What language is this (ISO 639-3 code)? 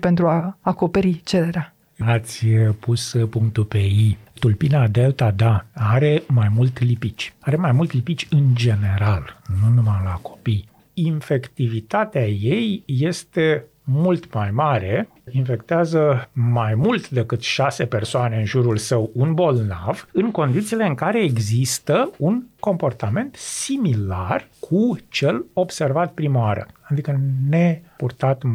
ron